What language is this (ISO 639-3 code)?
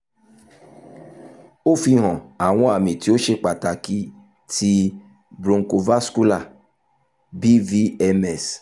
yor